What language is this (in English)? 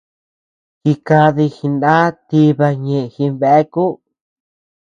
Tepeuxila Cuicatec